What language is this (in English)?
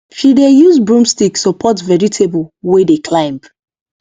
Nigerian Pidgin